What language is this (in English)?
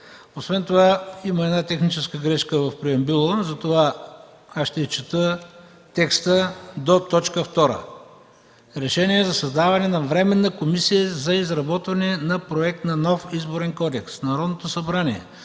Bulgarian